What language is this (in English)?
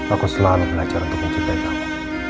Indonesian